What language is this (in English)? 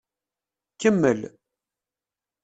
Kabyle